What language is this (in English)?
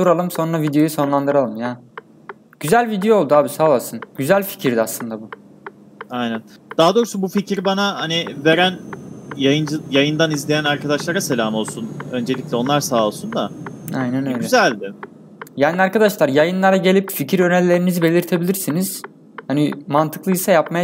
Turkish